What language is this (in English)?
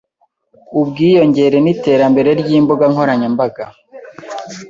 Kinyarwanda